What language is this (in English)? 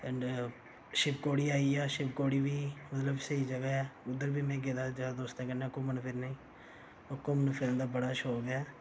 Dogri